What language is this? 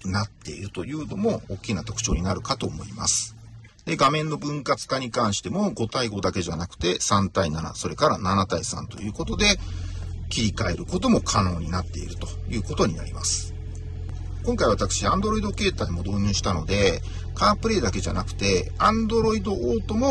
Japanese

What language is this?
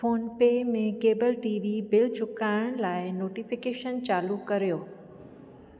Sindhi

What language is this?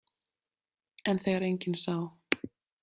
Icelandic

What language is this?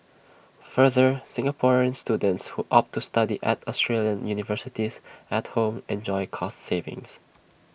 English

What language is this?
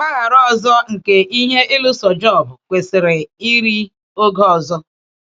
Igbo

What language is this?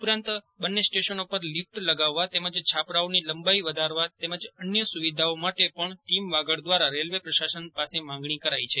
Gujarati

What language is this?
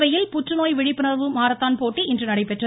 Tamil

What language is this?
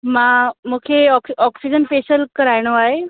Sindhi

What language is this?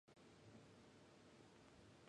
Japanese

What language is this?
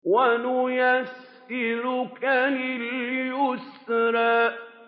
Arabic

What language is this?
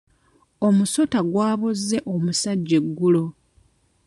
Ganda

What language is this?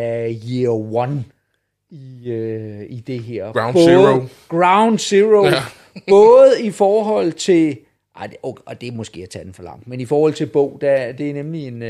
Danish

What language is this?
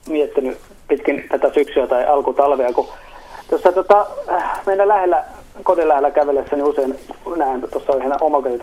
Finnish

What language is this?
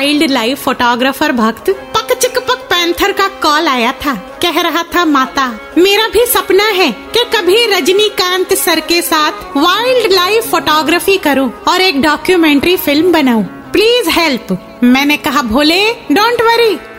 Hindi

